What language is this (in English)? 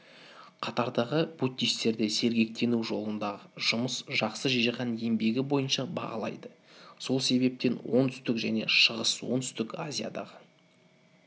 Kazakh